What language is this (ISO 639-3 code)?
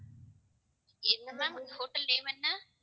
tam